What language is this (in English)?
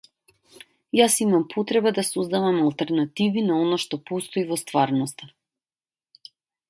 Macedonian